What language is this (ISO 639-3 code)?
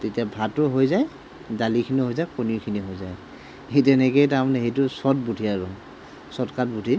asm